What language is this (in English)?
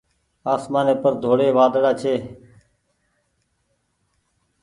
Goaria